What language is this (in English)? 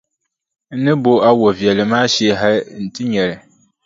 Dagbani